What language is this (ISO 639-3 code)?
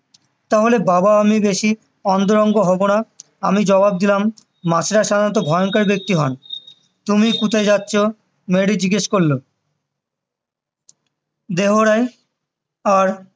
ben